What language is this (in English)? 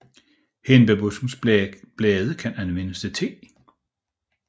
Danish